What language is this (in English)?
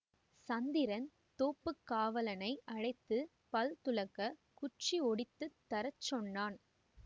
Tamil